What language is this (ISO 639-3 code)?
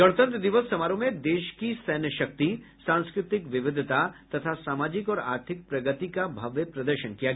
hin